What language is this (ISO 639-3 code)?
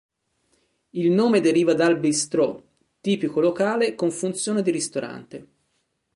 ita